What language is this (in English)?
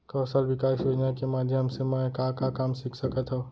Chhattisgarhi